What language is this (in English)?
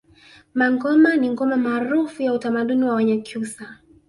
Swahili